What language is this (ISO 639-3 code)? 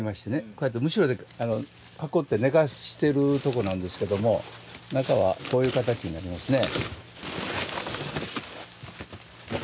jpn